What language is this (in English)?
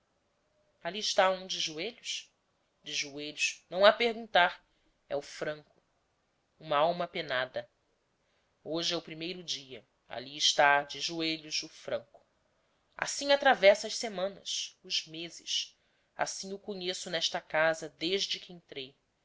Portuguese